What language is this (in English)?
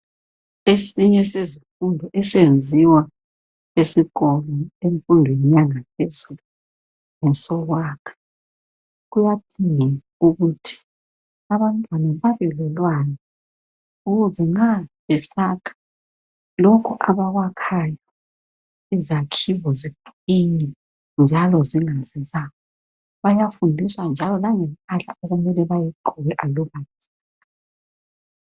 North Ndebele